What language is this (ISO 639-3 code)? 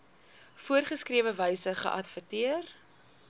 afr